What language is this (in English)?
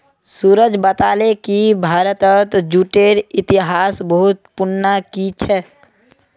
Magahi